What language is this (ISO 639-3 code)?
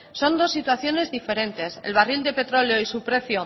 spa